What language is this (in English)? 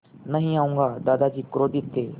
Hindi